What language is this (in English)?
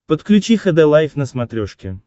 Russian